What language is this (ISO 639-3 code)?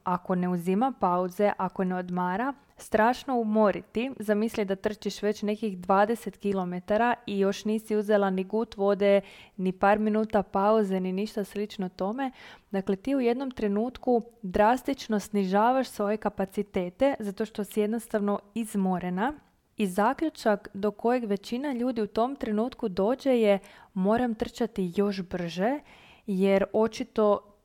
hrv